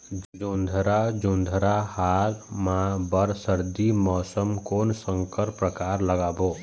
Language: Chhattisgarhi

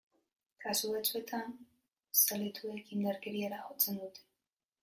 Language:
Basque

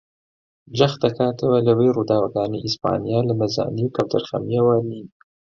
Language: Central Kurdish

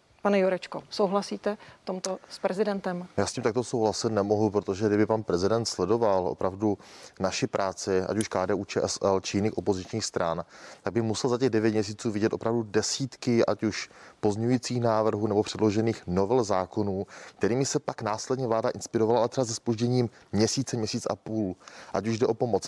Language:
Czech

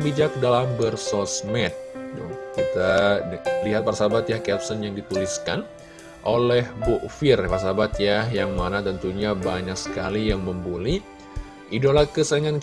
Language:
Indonesian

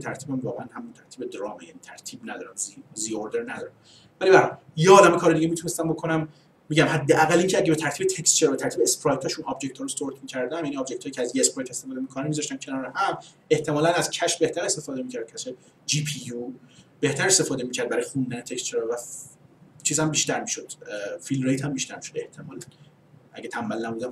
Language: Persian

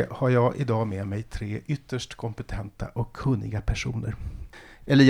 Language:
Swedish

